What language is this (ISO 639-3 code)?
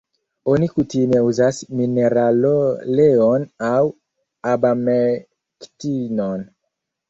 epo